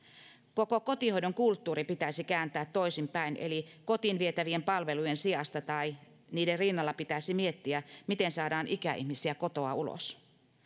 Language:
Finnish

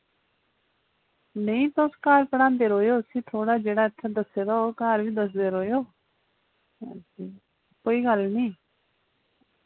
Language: Dogri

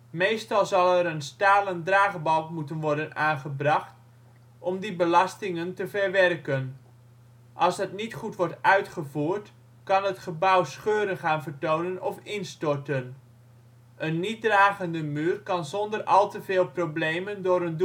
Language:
Dutch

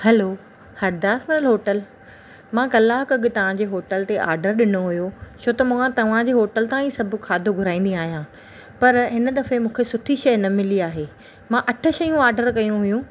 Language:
Sindhi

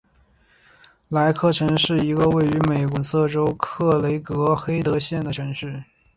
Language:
Chinese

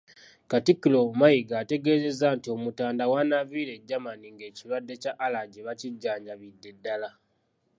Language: Ganda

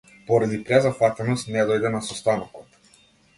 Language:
Macedonian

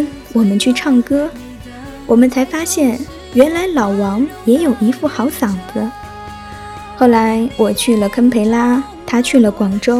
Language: Chinese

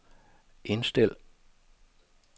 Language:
Danish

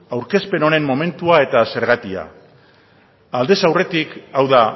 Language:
Basque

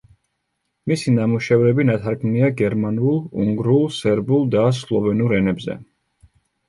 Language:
Georgian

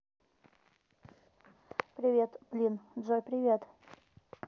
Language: Russian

